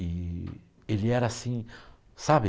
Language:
Portuguese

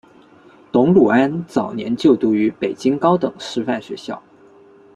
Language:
Chinese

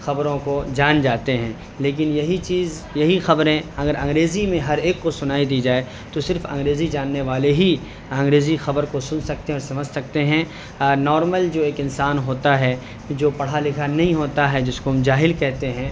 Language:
Urdu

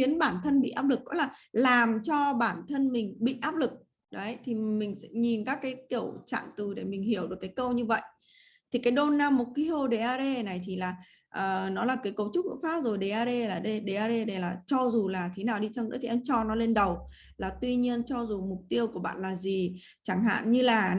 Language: Vietnamese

